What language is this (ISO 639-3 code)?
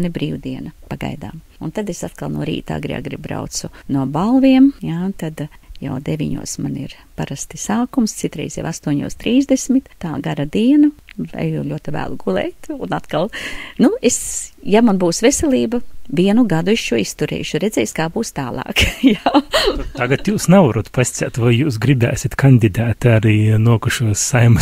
lav